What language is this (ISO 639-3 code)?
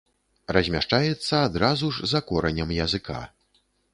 bel